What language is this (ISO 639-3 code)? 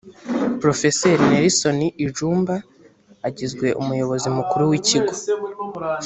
kin